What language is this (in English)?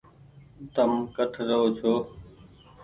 Goaria